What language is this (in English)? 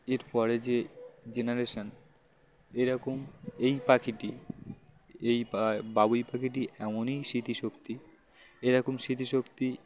Bangla